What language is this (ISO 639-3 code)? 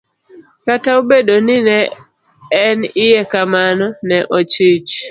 luo